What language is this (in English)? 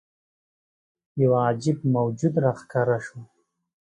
Pashto